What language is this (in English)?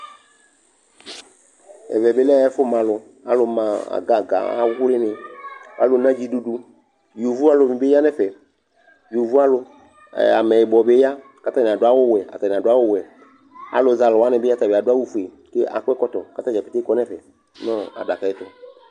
Ikposo